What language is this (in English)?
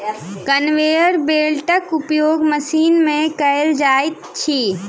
Maithili